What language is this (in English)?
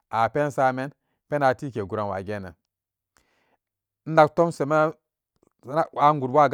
Samba Daka